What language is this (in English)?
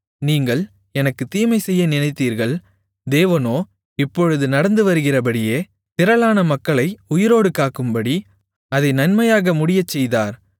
Tamil